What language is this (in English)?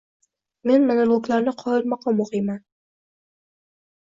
Uzbek